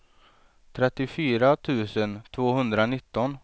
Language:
Swedish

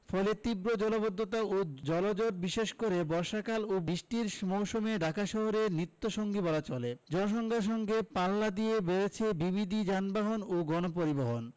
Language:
Bangla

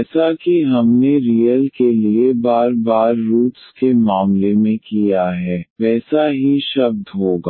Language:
Hindi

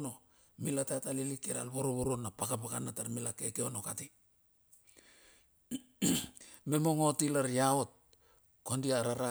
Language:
Bilur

